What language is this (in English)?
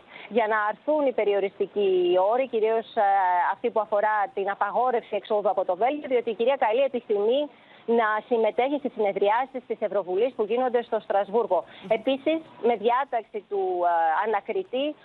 Greek